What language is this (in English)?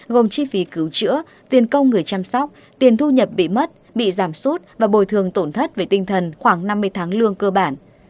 Vietnamese